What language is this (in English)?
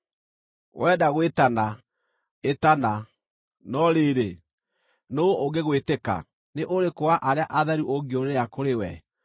Kikuyu